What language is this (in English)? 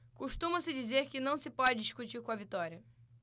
Portuguese